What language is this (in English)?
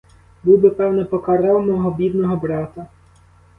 Ukrainian